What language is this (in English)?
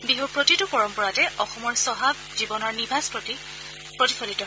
Assamese